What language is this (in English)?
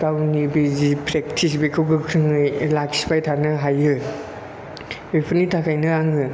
Bodo